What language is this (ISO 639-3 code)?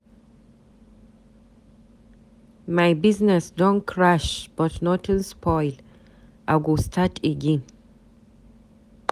pcm